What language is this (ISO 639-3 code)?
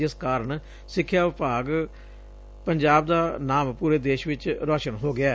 pan